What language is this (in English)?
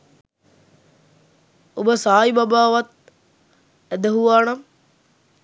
Sinhala